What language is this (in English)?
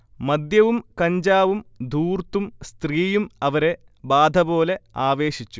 Malayalam